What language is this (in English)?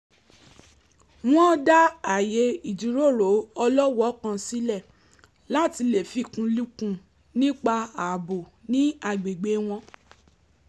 Yoruba